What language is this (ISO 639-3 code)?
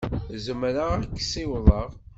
kab